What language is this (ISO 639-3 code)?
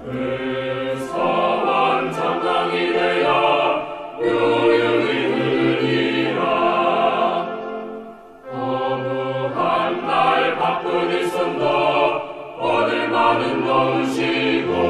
ukr